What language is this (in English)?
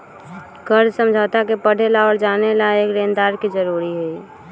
Magahi